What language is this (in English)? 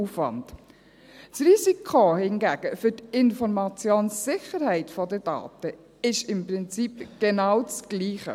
Swiss German